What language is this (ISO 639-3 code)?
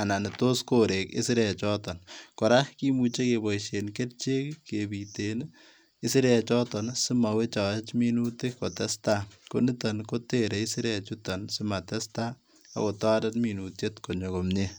kln